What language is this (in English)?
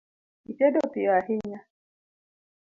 Luo (Kenya and Tanzania)